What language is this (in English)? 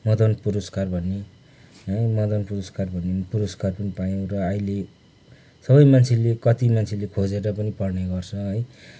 Nepali